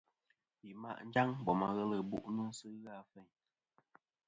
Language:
Kom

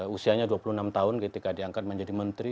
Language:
Indonesian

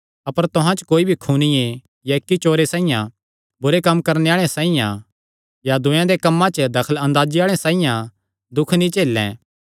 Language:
Kangri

